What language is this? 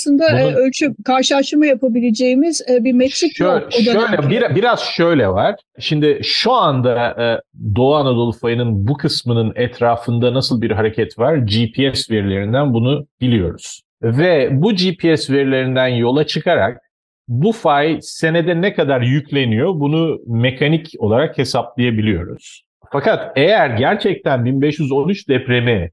Turkish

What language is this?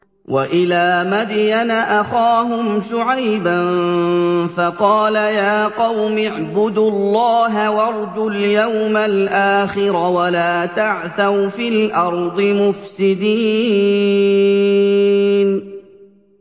Arabic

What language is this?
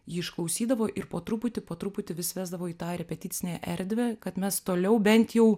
Lithuanian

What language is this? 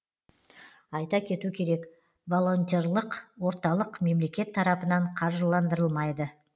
Kazakh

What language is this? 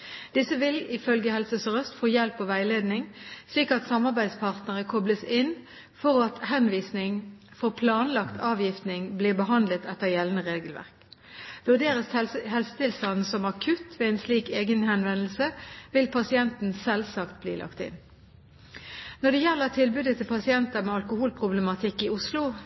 Norwegian Bokmål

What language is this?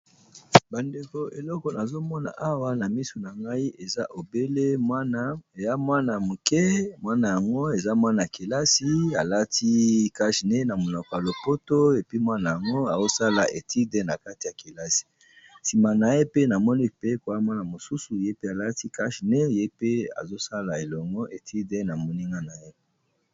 Lingala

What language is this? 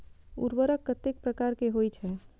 Maithili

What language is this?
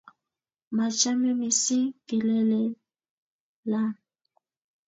Kalenjin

